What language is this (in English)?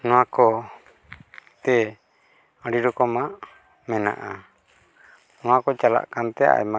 Santali